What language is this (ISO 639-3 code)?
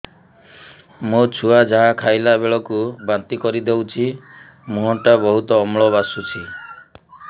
ori